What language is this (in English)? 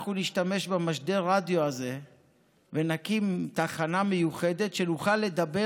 Hebrew